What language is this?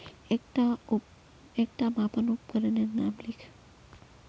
Magahi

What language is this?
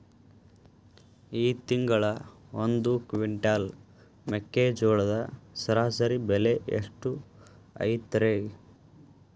Kannada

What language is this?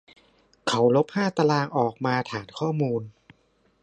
Thai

